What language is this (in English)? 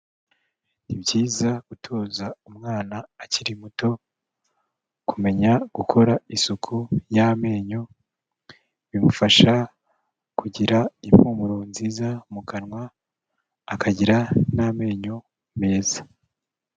Kinyarwanda